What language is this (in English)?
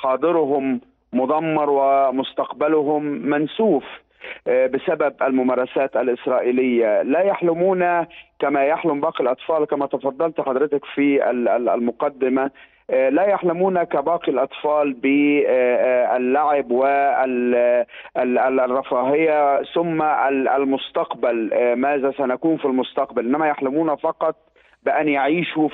Arabic